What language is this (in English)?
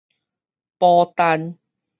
Min Nan Chinese